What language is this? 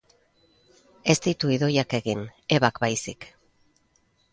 Basque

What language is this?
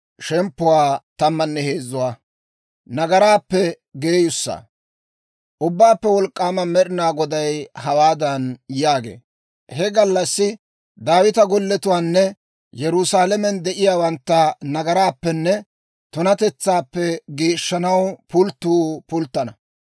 Dawro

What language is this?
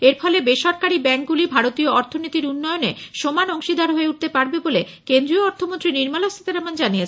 Bangla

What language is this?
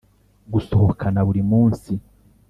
Kinyarwanda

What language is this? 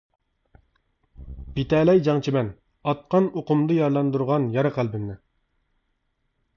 Uyghur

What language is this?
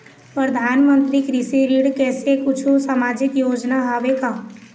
Chhattisgarhi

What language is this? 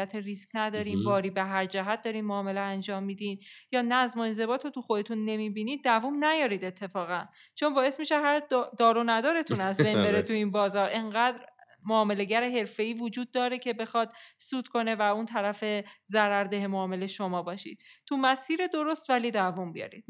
Persian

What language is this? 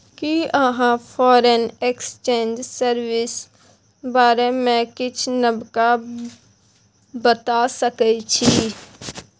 Maithili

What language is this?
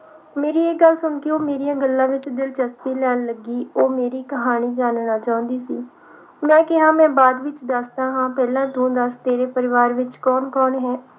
Punjabi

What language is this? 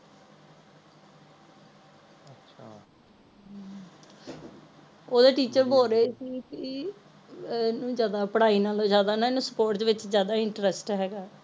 Punjabi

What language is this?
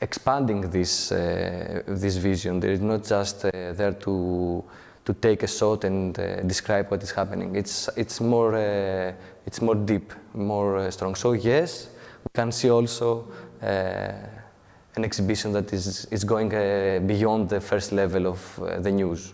Catalan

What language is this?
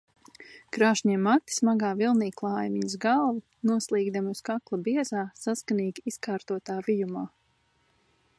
Latvian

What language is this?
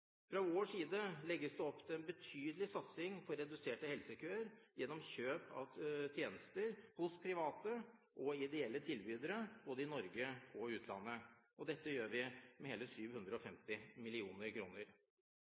Norwegian Bokmål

